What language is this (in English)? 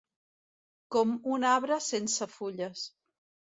Catalan